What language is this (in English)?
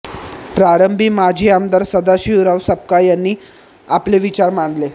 Marathi